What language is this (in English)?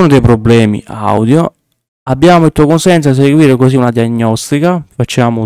Italian